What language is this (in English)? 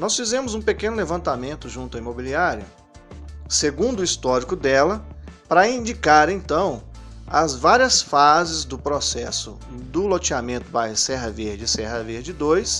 Portuguese